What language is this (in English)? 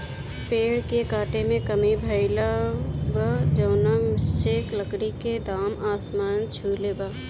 Bhojpuri